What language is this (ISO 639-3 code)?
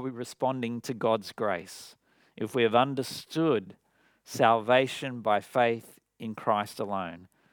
eng